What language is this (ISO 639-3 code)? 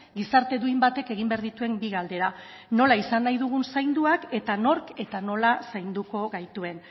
eus